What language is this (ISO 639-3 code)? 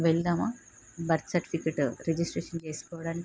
tel